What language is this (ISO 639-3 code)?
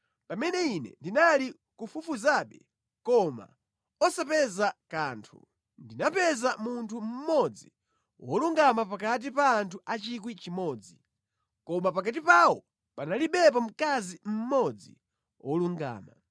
nya